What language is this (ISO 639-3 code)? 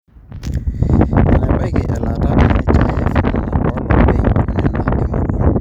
mas